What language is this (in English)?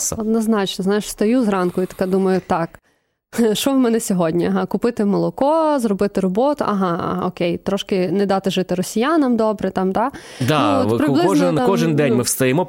Ukrainian